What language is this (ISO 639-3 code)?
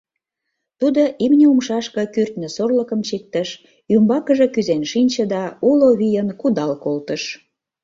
chm